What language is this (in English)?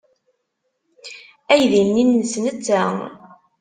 Kabyle